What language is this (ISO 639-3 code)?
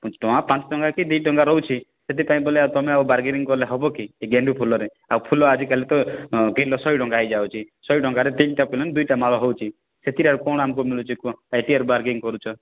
ori